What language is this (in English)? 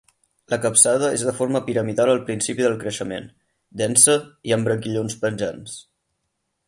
Catalan